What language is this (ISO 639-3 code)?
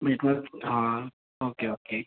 mar